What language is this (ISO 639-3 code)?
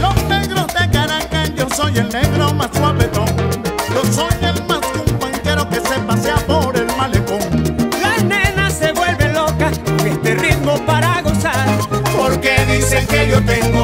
spa